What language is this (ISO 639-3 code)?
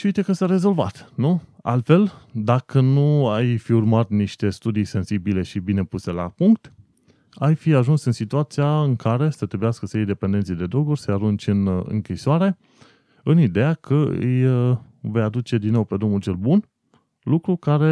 ron